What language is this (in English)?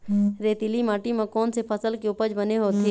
Chhattisgarhi